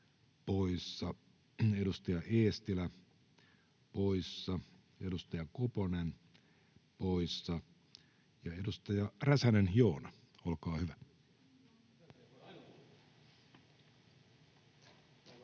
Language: Finnish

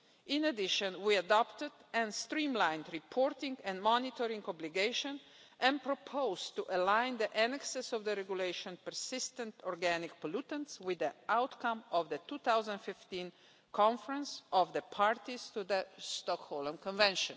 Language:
English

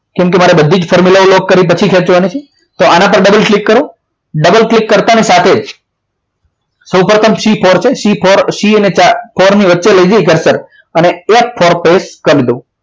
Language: Gujarati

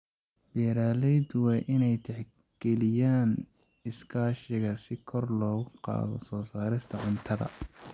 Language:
Somali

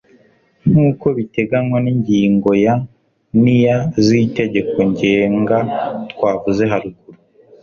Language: Kinyarwanda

